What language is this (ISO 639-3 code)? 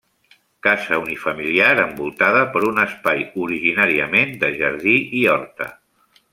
cat